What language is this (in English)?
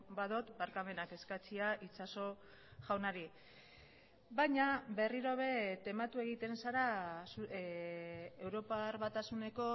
Basque